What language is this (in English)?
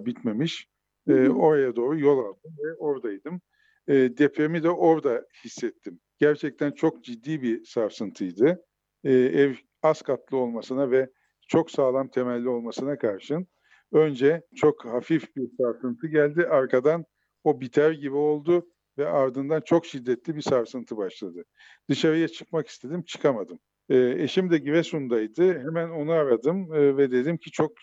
Turkish